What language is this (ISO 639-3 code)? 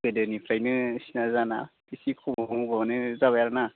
brx